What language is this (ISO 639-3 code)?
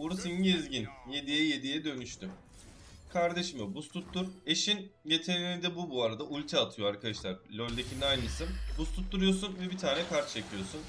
tur